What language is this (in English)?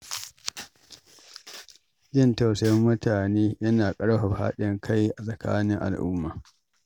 Hausa